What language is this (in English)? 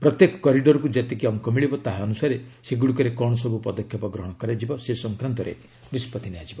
Odia